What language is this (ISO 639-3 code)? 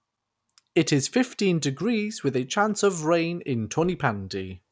eng